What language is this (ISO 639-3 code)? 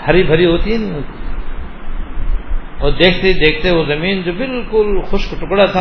urd